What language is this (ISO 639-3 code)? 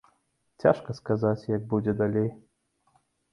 bel